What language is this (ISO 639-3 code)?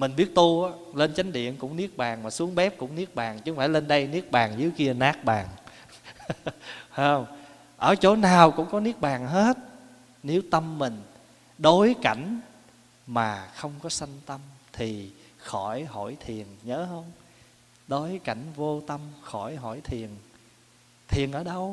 vie